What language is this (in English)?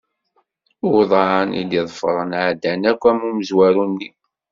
Kabyle